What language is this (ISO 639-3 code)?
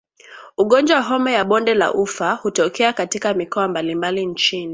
swa